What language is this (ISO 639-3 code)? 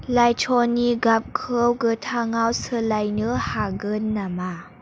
brx